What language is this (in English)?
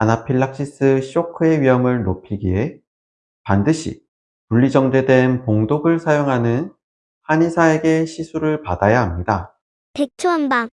Korean